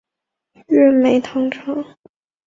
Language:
Chinese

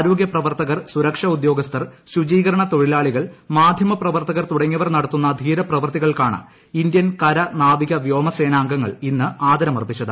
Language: Malayalam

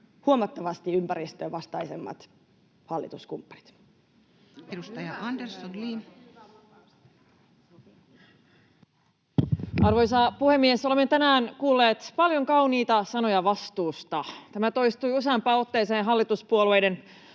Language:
Finnish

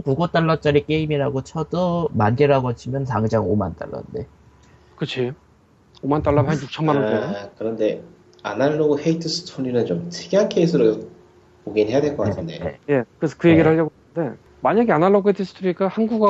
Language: Korean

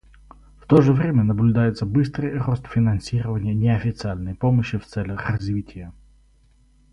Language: Russian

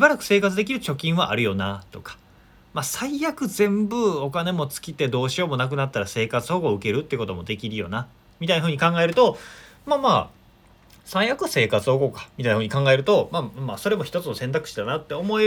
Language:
Japanese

